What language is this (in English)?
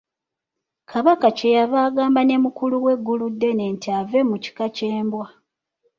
Ganda